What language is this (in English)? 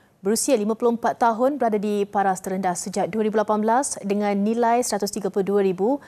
Malay